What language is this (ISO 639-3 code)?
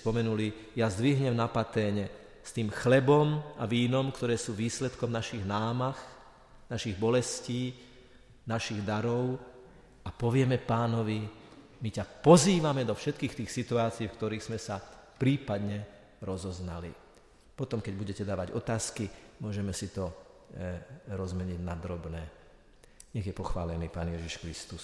slk